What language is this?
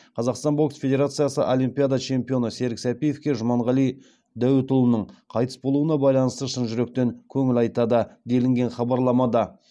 Kazakh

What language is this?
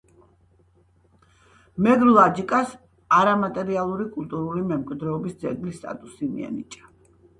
Georgian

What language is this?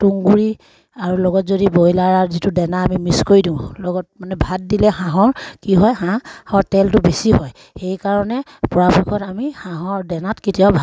Assamese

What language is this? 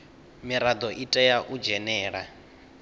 Venda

